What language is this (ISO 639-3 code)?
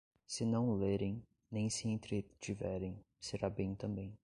por